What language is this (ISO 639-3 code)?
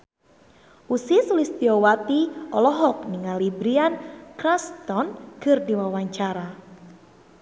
sun